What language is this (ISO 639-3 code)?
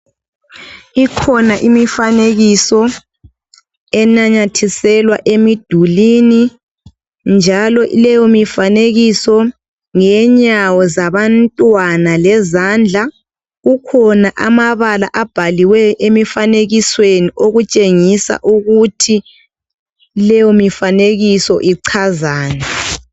nde